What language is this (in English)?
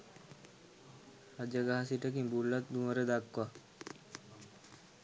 Sinhala